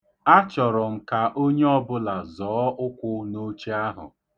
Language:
Igbo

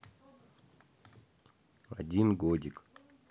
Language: Russian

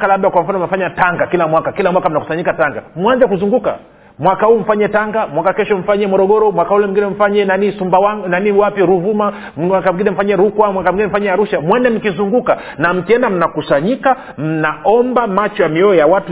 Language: Swahili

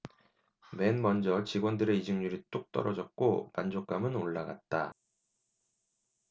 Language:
Korean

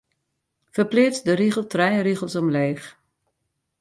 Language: Western Frisian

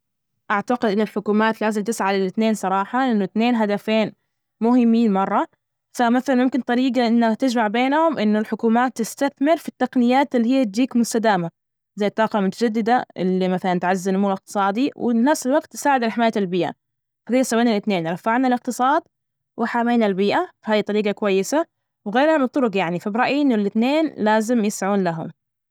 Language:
Najdi Arabic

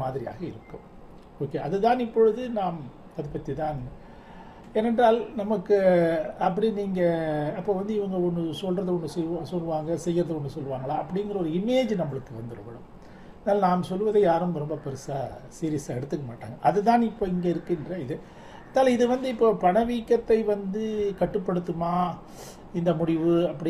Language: Tamil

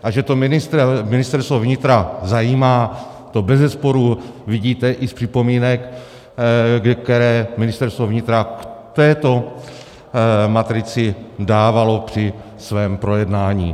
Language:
Czech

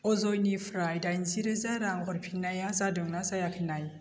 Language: Bodo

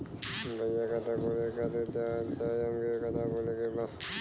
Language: Bhojpuri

